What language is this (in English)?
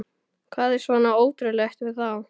Icelandic